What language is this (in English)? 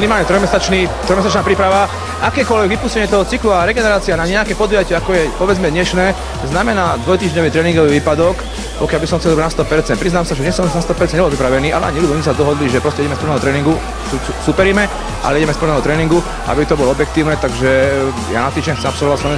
Slovak